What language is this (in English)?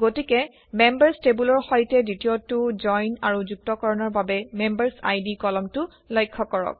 Assamese